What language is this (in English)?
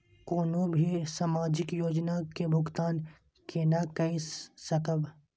Maithili